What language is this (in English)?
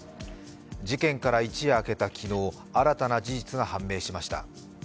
Japanese